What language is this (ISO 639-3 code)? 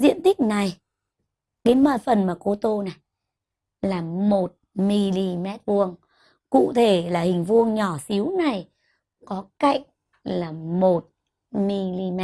vie